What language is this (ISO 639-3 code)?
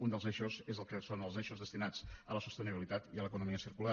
cat